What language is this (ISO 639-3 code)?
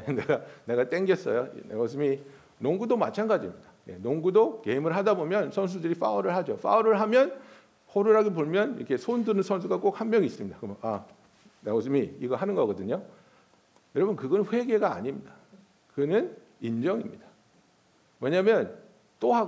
kor